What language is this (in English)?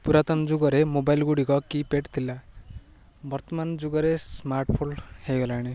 Odia